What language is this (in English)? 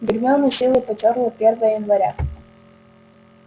Russian